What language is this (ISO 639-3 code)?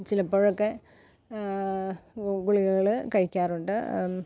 mal